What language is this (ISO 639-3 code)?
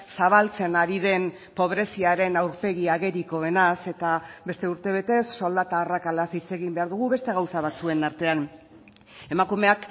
eus